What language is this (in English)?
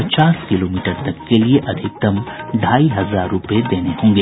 Hindi